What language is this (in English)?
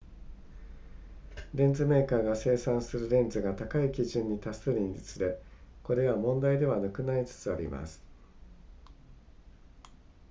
Japanese